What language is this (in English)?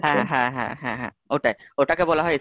Bangla